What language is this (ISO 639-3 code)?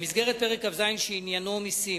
heb